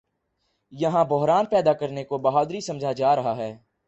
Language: Urdu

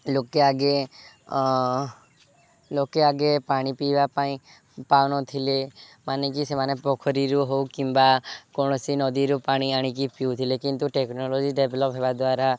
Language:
Odia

